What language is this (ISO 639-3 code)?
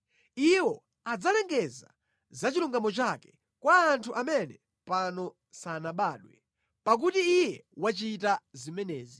nya